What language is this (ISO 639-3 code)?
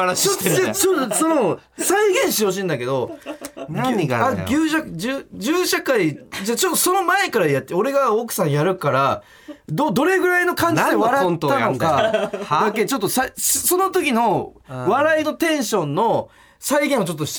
jpn